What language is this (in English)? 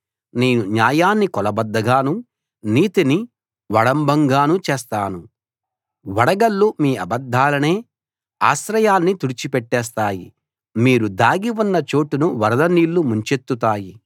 Telugu